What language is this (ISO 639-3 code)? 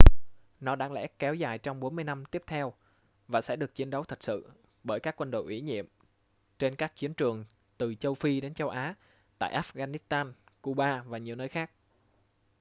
vie